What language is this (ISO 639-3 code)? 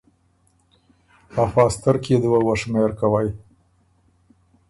oru